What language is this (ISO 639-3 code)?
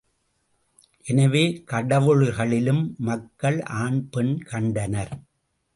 tam